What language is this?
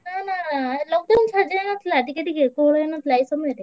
Odia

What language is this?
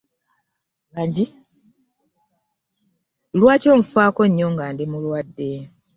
Ganda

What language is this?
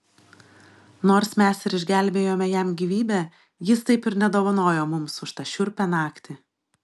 Lithuanian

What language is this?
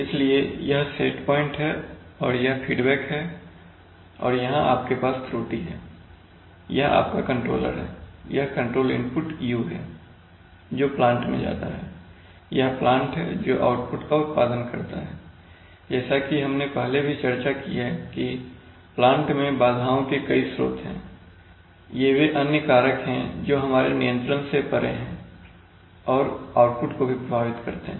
Hindi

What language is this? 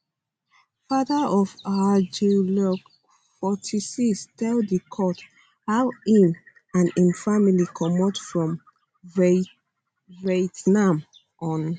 Nigerian Pidgin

